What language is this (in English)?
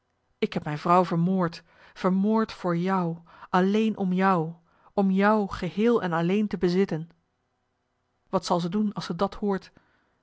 Dutch